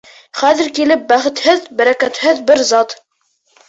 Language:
Bashkir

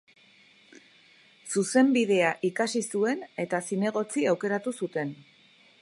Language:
Basque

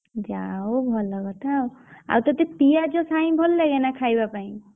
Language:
Odia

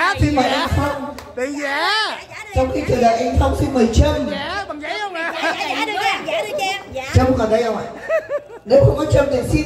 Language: Vietnamese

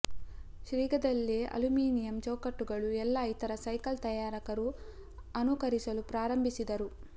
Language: Kannada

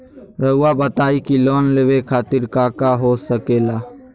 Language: Magahi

